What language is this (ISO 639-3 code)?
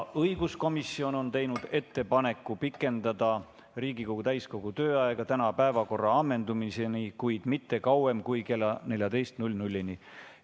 est